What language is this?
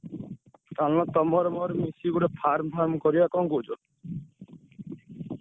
Odia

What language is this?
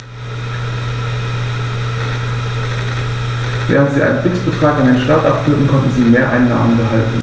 German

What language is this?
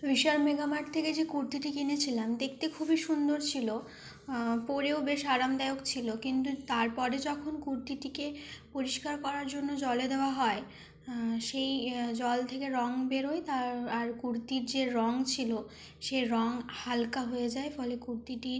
Bangla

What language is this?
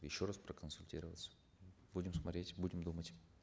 Kazakh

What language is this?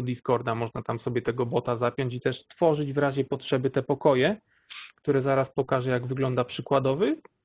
Polish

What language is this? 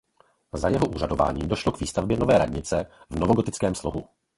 Czech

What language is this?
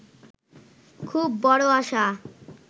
Bangla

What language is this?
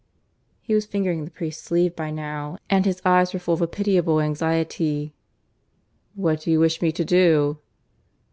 English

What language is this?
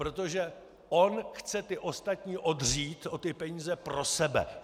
Czech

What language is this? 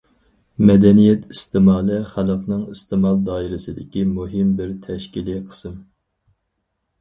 Uyghur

